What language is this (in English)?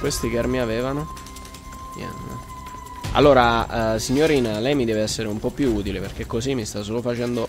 Italian